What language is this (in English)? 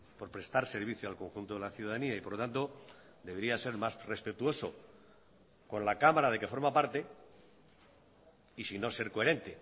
Spanish